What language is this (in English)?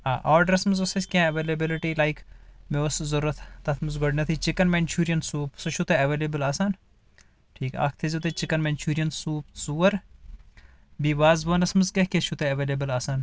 Kashmiri